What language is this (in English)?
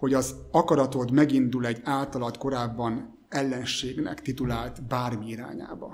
Hungarian